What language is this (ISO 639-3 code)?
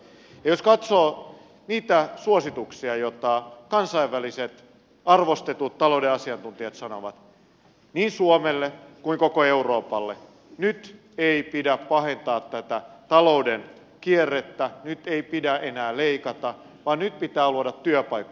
fin